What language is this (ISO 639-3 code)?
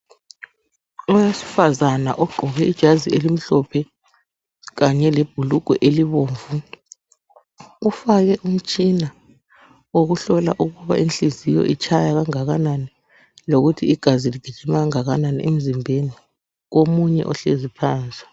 nde